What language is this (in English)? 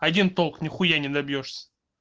Russian